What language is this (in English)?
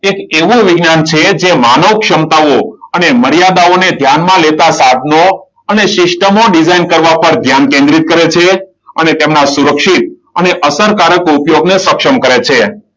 Gujarati